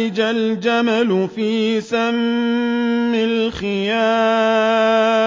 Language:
Arabic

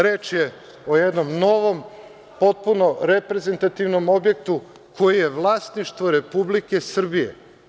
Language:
Serbian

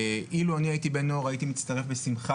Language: Hebrew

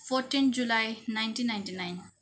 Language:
Nepali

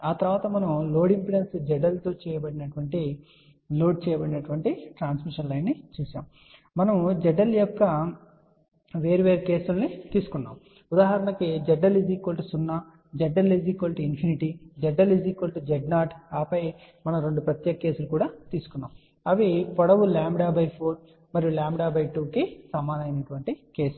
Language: Telugu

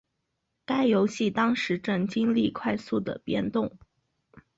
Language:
Chinese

